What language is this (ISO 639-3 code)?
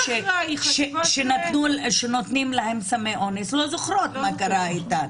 heb